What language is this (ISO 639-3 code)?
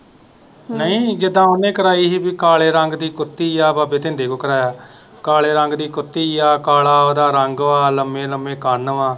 pan